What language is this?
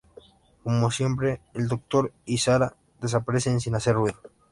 Spanish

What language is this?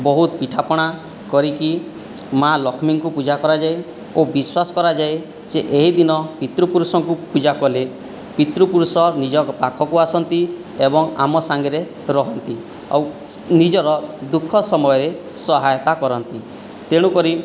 Odia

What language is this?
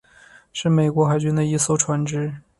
Chinese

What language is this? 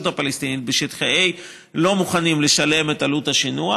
Hebrew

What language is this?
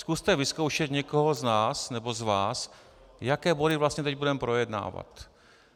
Czech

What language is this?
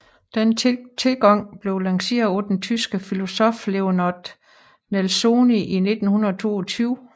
Danish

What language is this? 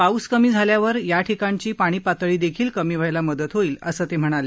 Marathi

